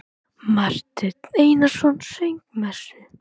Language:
Icelandic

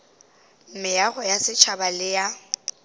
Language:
Northern Sotho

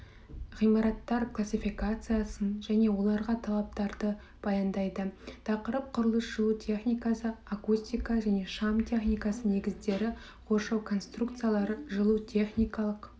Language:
Kazakh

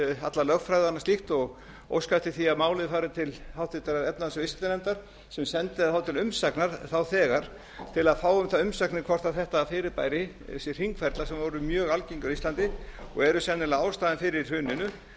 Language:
Icelandic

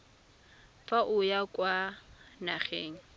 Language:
Tswana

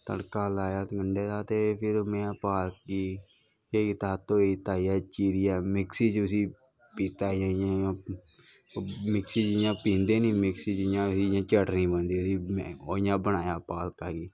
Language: Dogri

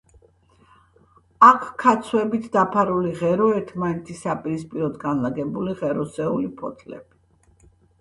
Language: Georgian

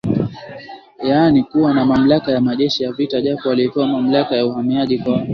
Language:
Swahili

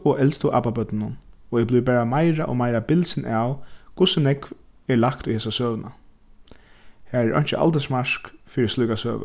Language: Faroese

